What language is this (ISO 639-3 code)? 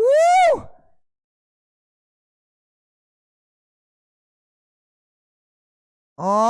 msa